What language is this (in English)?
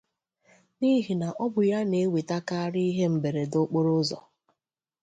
Igbo